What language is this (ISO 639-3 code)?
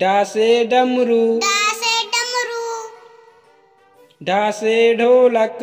hin